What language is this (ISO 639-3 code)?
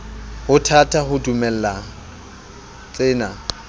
sot